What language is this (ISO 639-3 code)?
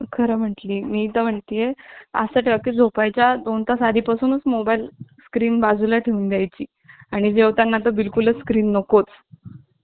mar